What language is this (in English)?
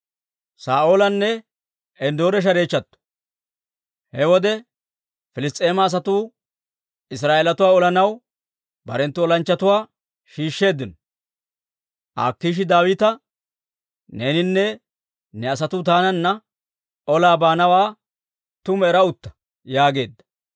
Dawro